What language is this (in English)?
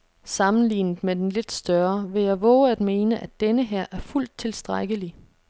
Danish